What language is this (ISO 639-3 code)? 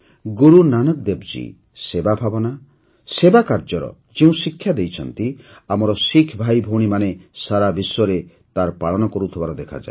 ori